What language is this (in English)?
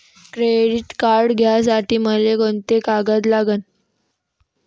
Marathi